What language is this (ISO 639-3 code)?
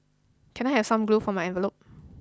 eng